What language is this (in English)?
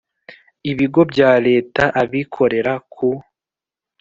Kinyarwanda